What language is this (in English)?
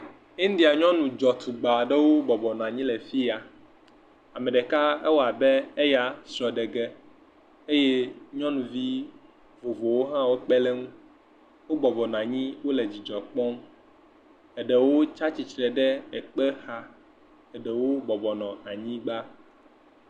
Ewe